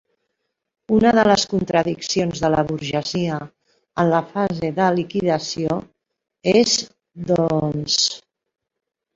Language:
Catalan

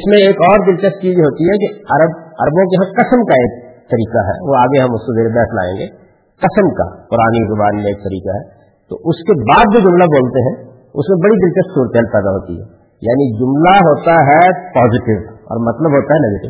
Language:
Urdu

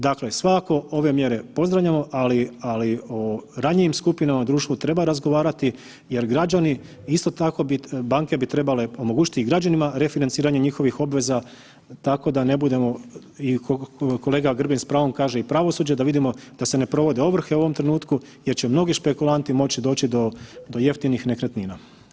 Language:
Croatian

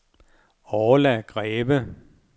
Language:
Danish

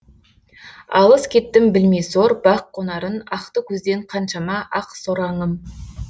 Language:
Kazakh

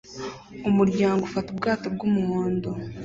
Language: Kinyarwanda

